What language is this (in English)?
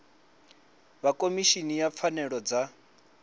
Venda